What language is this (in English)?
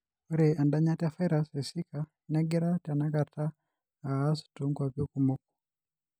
Masai